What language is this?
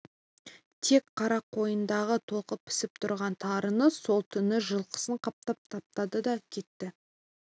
Kazakh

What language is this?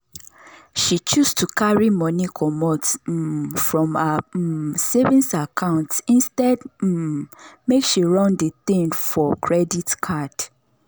Nigerian Pidgin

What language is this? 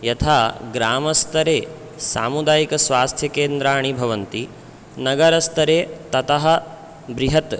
Sanskrit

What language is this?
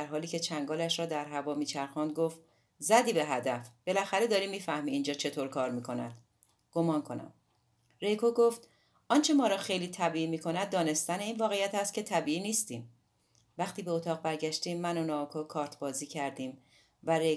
Persian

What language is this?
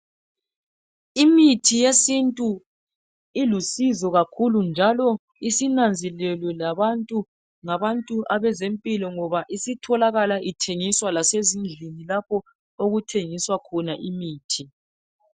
North Ndebele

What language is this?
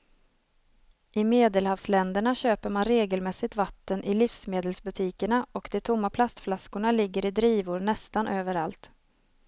Swedish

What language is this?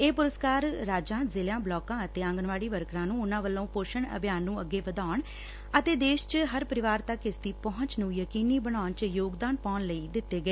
Punjabi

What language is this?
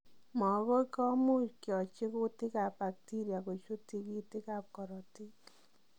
Kalenjin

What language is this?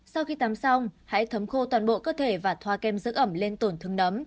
Vietnamese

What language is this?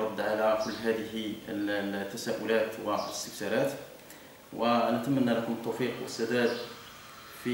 Arabic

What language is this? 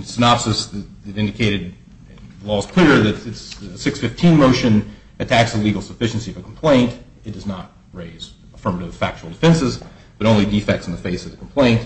English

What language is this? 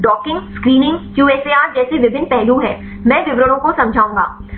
Hindi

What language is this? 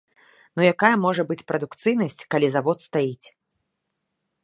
Belarusian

